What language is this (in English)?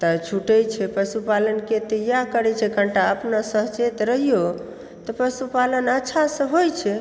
Maithili